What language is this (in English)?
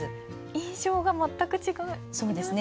Japanese